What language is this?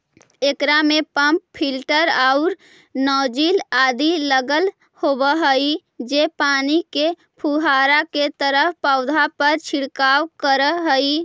Magahi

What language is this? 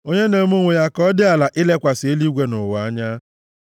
Igbo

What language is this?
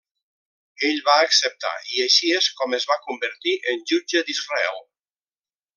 Catalan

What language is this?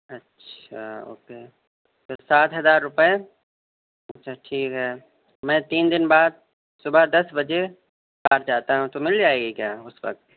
Urdu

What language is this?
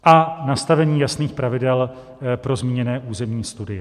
Czech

